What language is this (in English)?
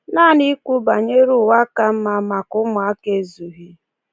Igbo